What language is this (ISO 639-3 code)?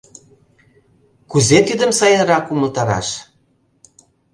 chm